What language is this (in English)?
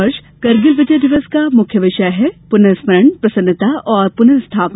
Hindi